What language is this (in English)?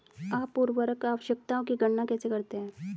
Hindi